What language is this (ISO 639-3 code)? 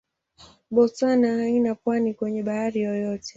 swa